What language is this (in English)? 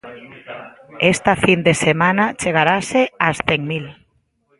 Galician